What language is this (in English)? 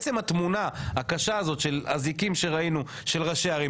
Hebrew